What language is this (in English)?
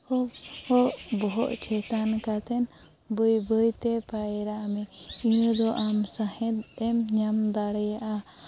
Santali